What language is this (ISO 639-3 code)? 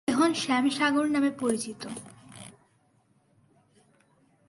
ben